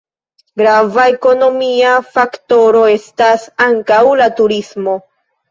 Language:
Esperanto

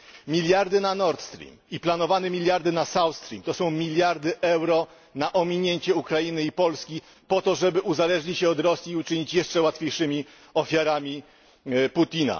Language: Polish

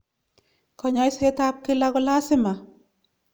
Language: Kalenjin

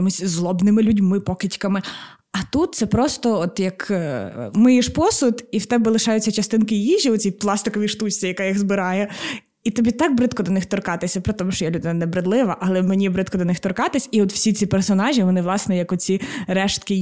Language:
Ukrainian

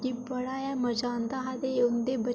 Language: Dogri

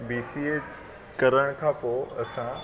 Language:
Sindhi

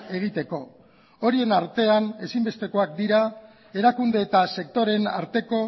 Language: Basque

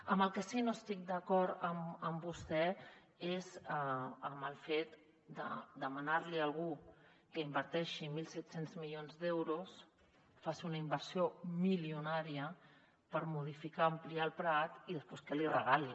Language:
Catalan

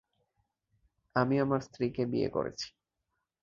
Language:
Bangla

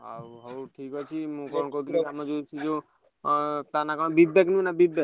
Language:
Odia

